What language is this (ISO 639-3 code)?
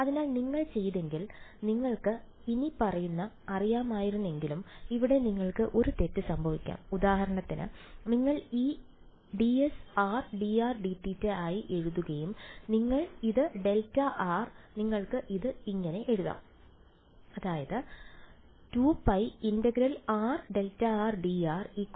mal